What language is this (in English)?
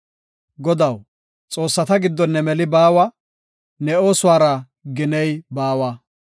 Gofa